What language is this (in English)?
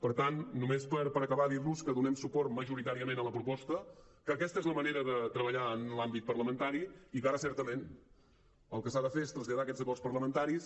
Catalan